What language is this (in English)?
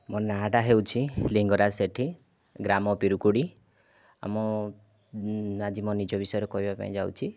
Odia